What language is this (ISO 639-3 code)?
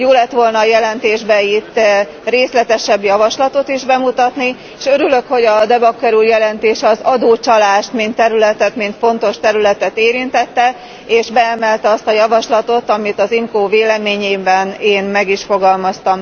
hun